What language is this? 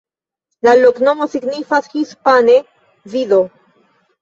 Esperanto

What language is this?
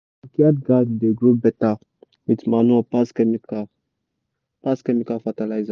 Nigerian Pidgin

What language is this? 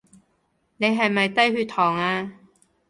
Cantonese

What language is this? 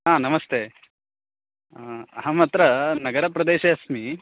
Sanskrit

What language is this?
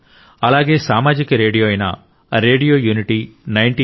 Telugu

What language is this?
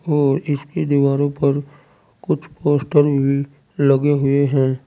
Hindi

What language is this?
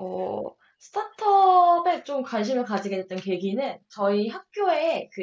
Korean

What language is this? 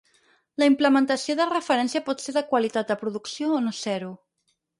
Catalan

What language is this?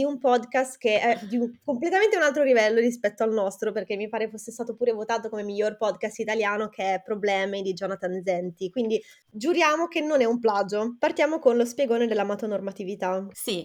Italian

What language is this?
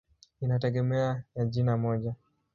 Swahili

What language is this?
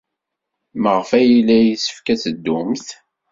Kabyle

